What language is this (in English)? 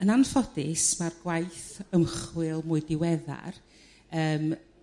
Welsh